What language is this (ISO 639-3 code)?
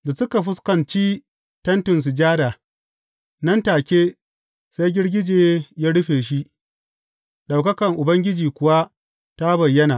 hau